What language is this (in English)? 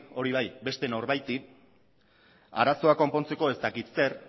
Basque